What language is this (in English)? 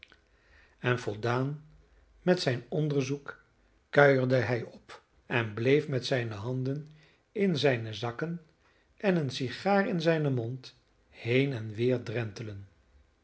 Dutch